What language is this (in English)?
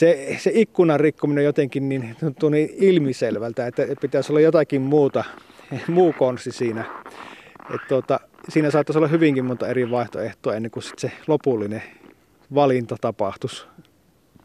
Finnish